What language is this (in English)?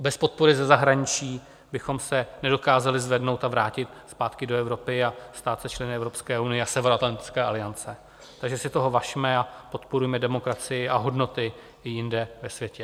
Czech